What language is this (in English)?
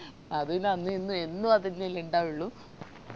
Malayalam